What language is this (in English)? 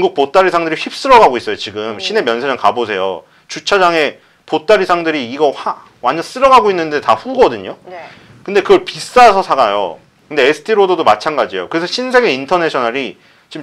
Korean